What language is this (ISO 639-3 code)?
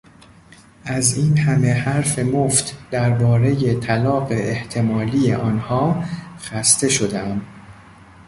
fas